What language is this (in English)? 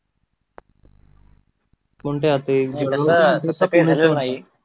Marathi